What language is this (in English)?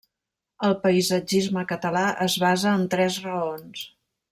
Catalan